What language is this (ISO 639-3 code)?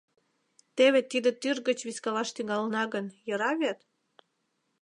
chm